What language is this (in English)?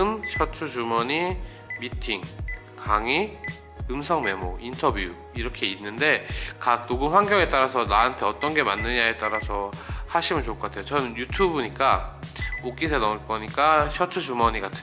Korean